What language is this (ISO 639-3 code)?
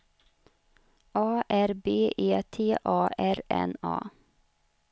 swe